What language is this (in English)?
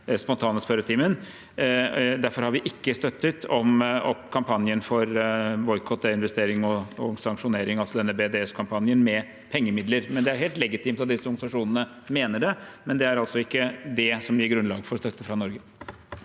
Norwegian